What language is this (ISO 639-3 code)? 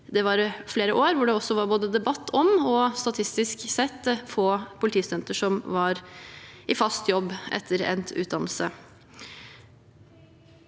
nor